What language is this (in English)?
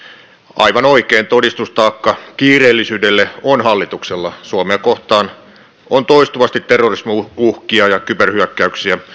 Finnish